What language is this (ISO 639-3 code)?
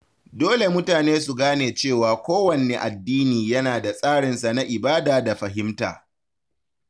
hau